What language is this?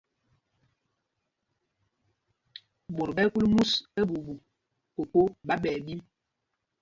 Mpumpong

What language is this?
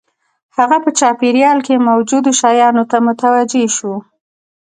Pashto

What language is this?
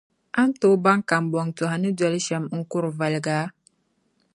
Dagbani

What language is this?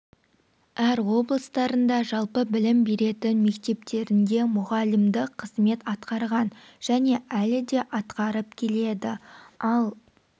Kazakh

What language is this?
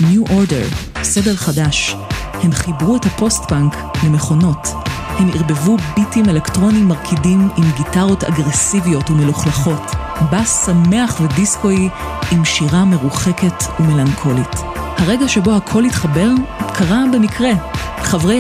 Hebrew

